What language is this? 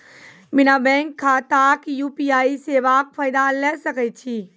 Maithili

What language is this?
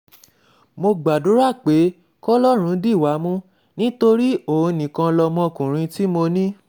Yoruba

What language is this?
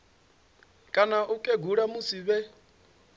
Venda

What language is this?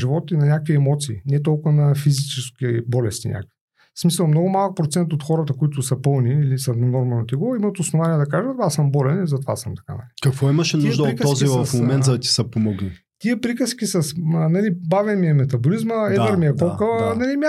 Bulgarian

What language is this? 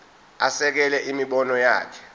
Zulu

